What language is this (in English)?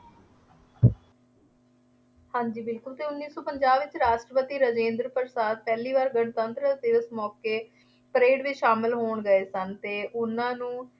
Punjabi